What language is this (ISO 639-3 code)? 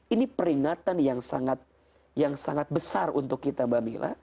ind